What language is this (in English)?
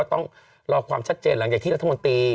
Thai